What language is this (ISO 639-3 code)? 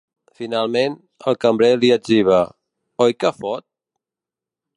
cat